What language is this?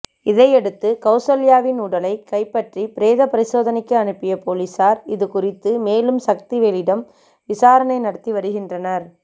Tamil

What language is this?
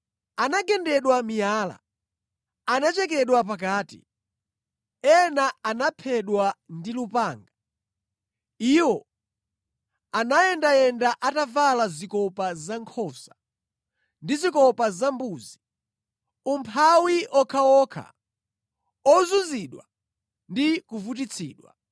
Nyanja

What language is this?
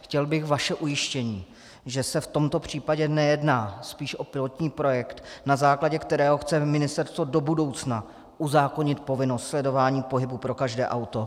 Czech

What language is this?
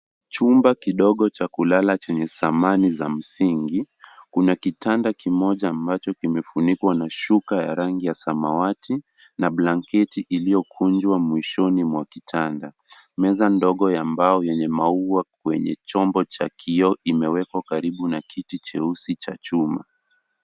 Swahili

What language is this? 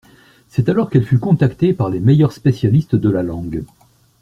French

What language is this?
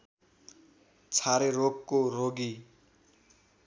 Nepali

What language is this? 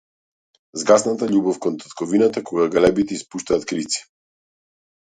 Macedonian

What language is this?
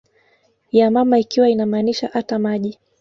Swahili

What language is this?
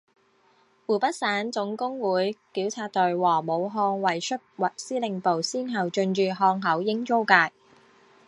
Chinese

